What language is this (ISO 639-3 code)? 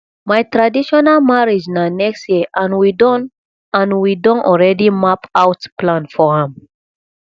pcm